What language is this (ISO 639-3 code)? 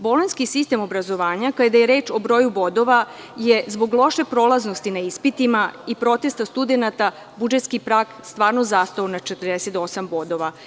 srp